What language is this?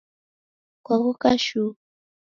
Taita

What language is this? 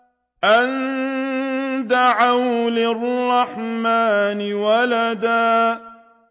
Arabic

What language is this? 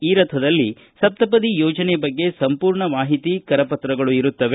Kannada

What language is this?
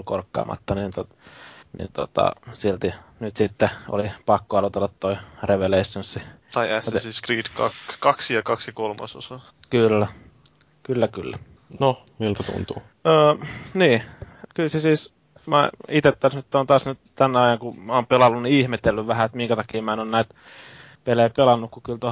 Finnish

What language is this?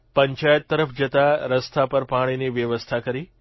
Gujarati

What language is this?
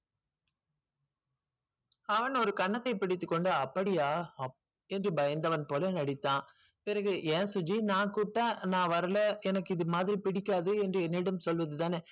Tamil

